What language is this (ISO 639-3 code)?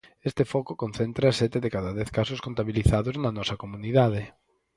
glg